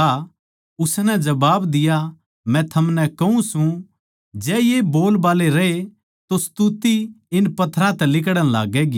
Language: Haryanvi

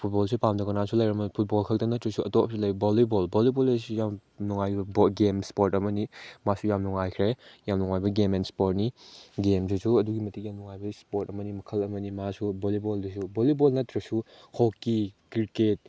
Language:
Manipuri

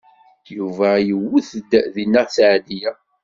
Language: Kabyle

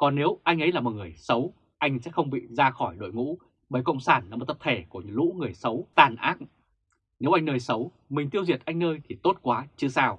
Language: Vietnamese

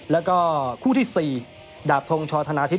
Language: Thai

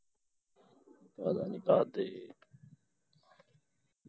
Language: Punjabi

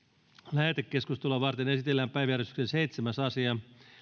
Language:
Finnish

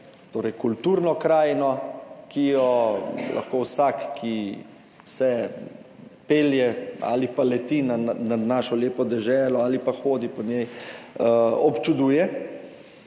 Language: Slovenian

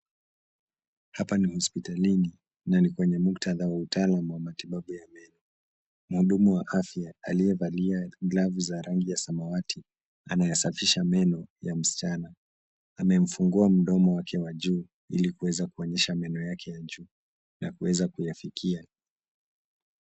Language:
Swahili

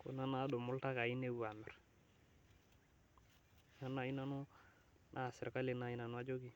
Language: Masai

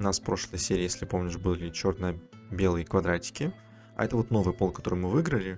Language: Russian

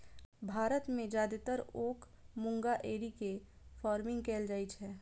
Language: Maithili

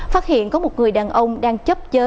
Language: Vietnamese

